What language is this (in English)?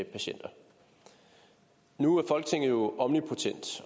Danish